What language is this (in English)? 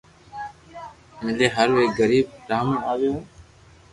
Loarki